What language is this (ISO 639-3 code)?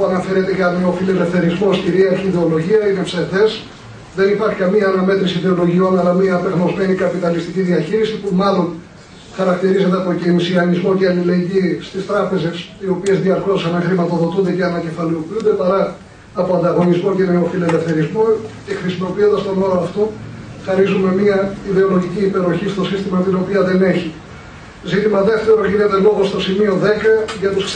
ell